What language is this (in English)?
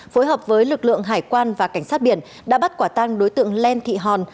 Vietnamese